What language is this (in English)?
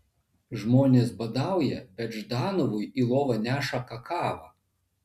Lithuanian